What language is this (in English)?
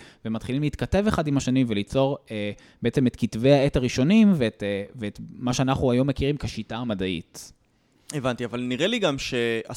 Hebrew